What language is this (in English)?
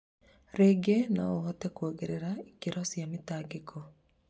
Kikuyu